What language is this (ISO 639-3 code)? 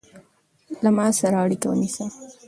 pus